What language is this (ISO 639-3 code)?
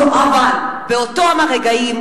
heb